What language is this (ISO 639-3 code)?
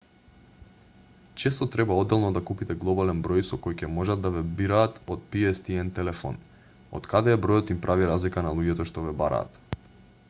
mkd